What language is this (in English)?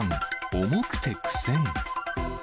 Japanese